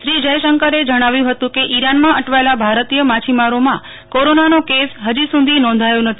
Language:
Gujarati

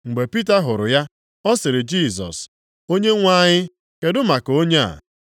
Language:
Igbo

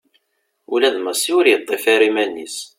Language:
Kabyle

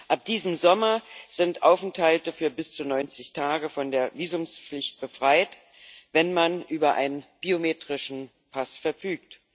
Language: German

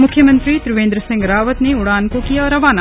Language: Hindi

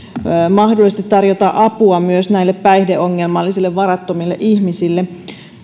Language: Finnish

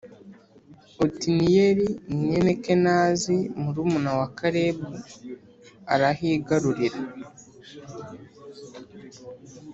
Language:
Kinyarwanda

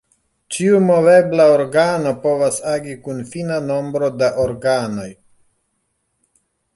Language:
Esperanto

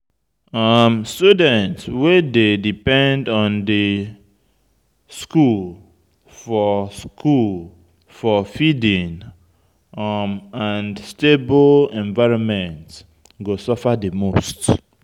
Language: Nigerian Pidgin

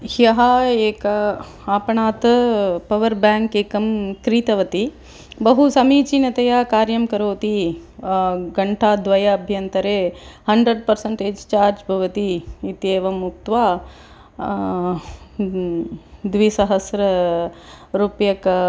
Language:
Sanskrit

